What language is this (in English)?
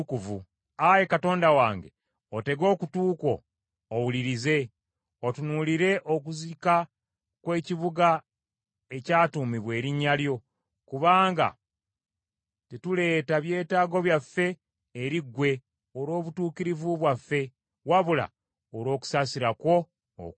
Ganda